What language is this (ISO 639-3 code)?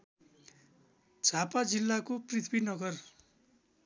nep